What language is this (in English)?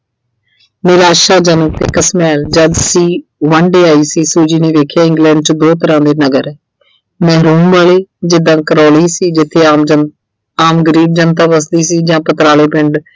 Punjabi